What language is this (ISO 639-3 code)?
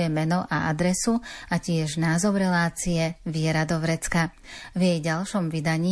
slk